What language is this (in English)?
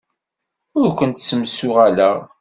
Kabyle